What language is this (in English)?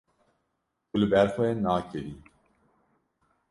Kurdish